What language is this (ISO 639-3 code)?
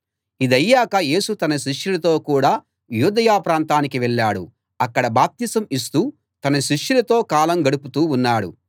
tel